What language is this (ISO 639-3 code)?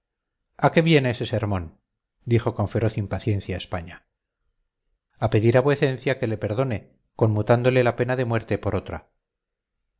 spa